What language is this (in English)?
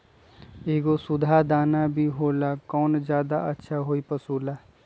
Magahi